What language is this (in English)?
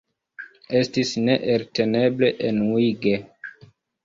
Esperanto